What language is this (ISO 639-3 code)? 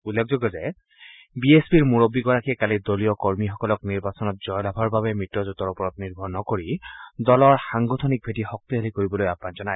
asm